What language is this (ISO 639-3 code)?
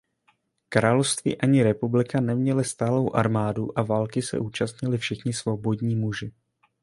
ces